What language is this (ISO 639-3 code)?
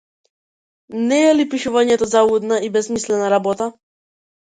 mkd